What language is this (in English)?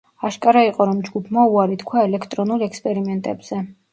Georgian